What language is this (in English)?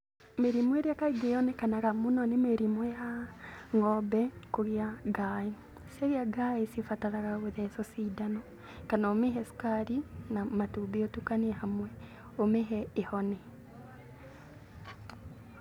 Kikuyu